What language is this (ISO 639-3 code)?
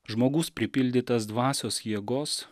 lit